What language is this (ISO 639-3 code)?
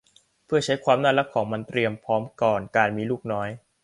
tha